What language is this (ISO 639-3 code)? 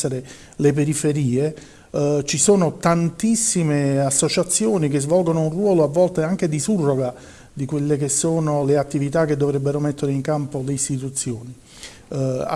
ita